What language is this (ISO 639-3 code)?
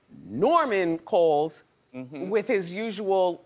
eng